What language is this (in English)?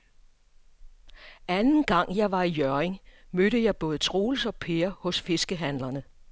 Danish